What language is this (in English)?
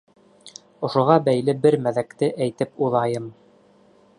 Bashkir